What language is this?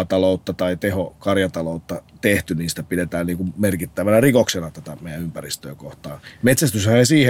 Finnish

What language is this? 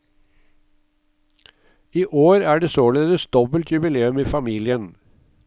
Norwegian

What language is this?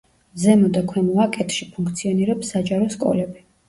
Georgian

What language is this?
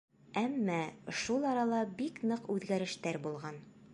Bashkir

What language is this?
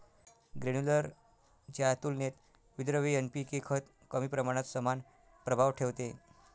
Marathi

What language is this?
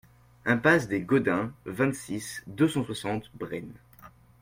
French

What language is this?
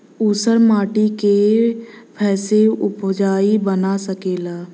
Bhojpuri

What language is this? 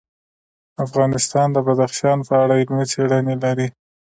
Pashto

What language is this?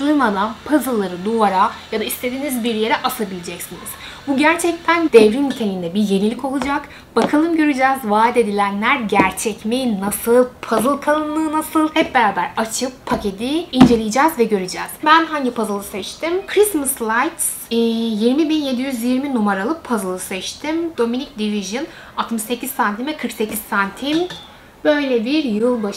Turkish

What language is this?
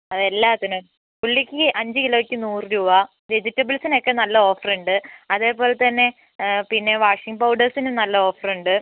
Malayalam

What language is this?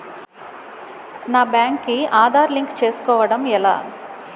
Telugu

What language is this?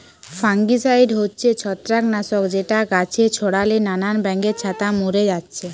Bangla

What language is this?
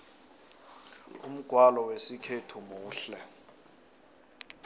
South Ndebele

